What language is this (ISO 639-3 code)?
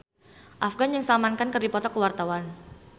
sun